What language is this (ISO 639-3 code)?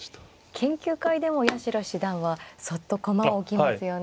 jpn